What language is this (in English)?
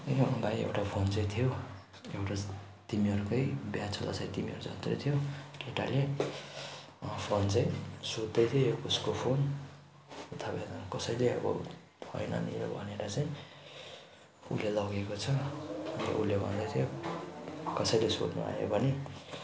Nepali